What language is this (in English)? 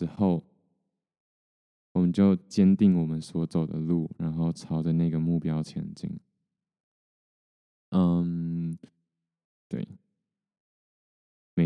Chinese